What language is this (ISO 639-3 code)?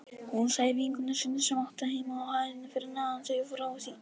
isl